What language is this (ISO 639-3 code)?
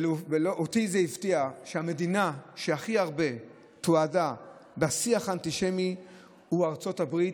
heb